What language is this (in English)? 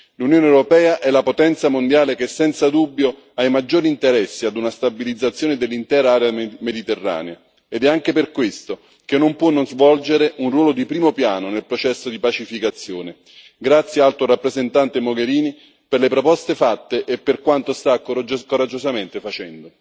Italian